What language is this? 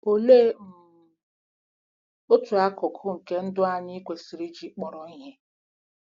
Igbo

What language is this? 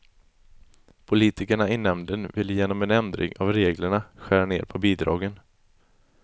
Swedish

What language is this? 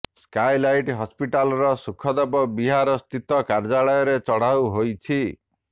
Odia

